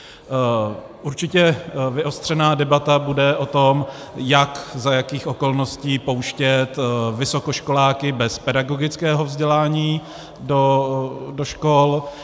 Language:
Czech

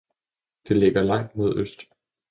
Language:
Danish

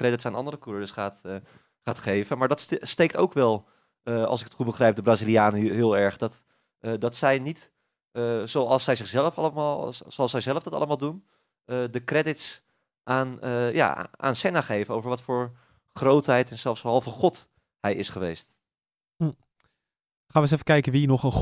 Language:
Dutch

